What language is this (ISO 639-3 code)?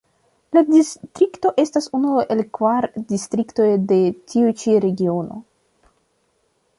epo